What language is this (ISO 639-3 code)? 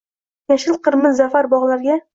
uzb